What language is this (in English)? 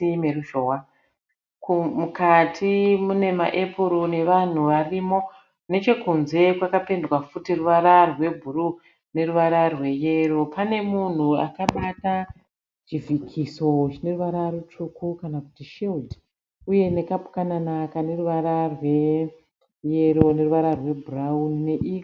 Shona